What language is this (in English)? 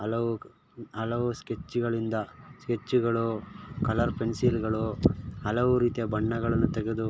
Kannada